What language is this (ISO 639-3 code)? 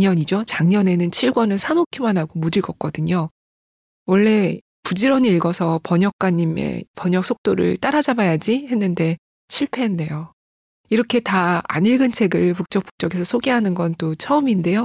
kor